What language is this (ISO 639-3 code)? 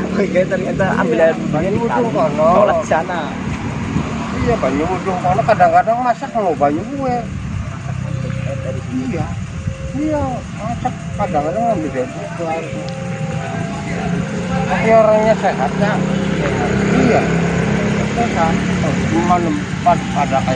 ind